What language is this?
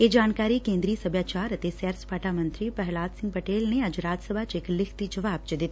Punjabi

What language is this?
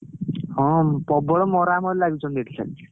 Odia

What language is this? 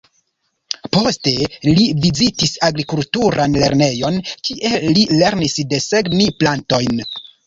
Esperanto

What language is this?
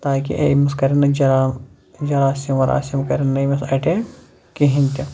Kashmiri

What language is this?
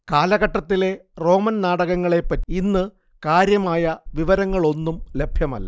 Malayalam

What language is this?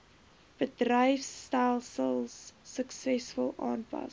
Afrikaans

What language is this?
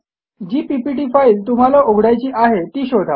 Marathi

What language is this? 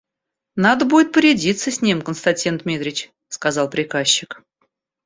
Russian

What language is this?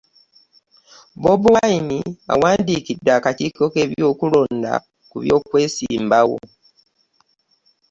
Ganda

